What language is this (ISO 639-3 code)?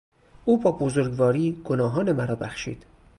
fas